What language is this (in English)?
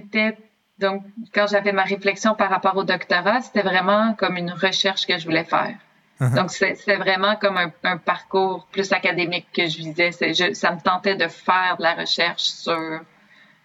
French